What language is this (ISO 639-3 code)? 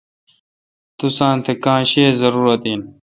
xka